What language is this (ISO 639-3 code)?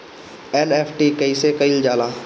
bho